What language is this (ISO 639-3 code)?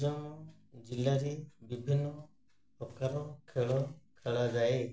ori